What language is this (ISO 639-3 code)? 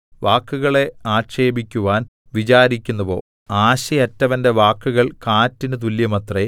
mal